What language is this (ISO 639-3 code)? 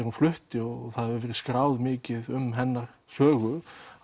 isl